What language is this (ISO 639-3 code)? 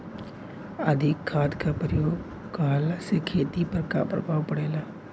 bho